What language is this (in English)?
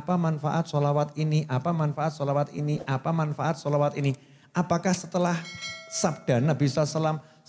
Indonesian